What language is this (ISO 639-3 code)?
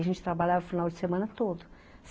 por